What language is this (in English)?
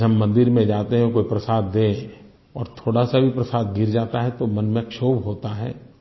Hindi